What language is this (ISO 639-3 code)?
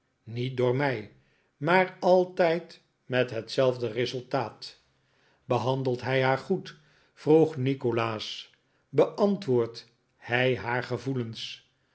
nld